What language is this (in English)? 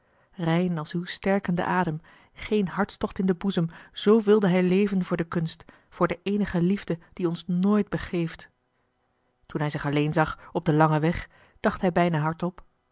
Dutch